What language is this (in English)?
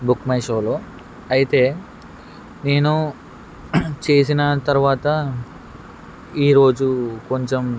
Telugu